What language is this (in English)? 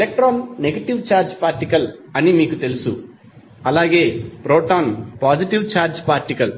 Telugu